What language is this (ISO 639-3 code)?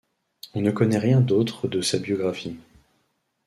fra